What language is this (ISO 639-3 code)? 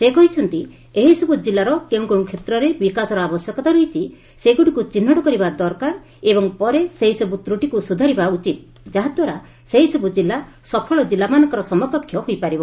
ori